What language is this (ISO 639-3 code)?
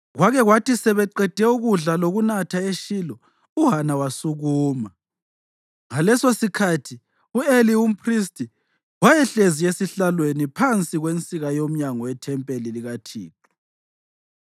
nde